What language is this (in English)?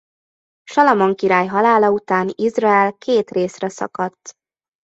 Hungarian